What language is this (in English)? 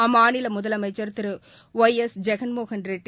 Tamil